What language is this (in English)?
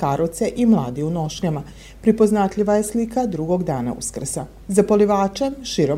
Croatian